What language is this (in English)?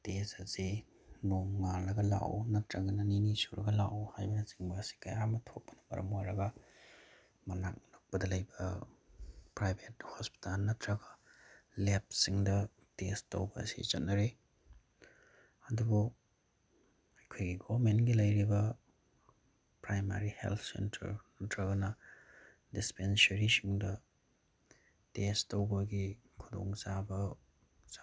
Manipuri